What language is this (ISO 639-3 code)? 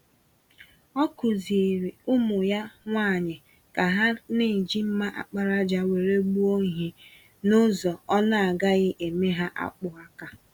ibo